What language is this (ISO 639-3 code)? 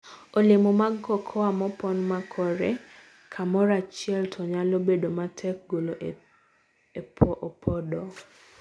luo